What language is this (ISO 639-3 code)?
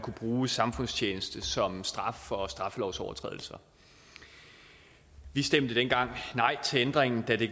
dan